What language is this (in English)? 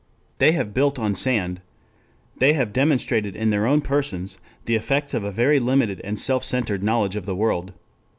English